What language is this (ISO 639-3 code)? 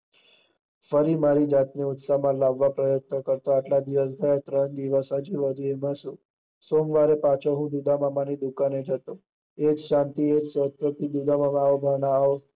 guj